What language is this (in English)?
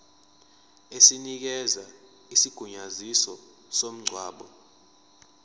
Zulu